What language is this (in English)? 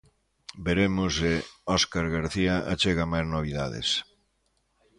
Galician